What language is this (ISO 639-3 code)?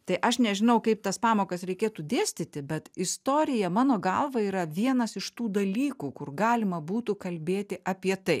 lit